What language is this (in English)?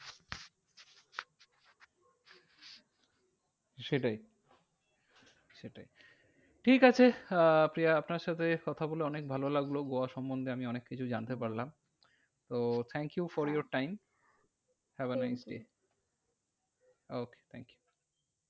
Bangla